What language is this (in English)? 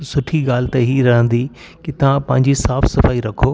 Sindhi